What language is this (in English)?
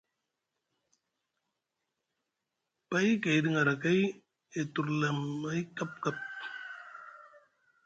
Musgu